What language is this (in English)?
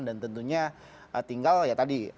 Indonesian